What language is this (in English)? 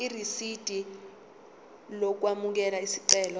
Zulu